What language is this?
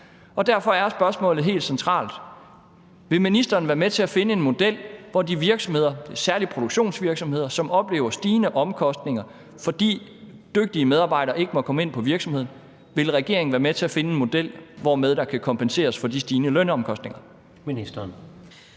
Danish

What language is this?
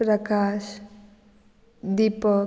Konkani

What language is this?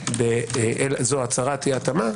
Hebrew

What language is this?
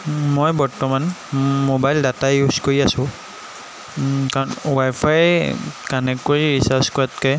Assamese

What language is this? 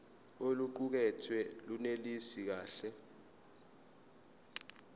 Zulu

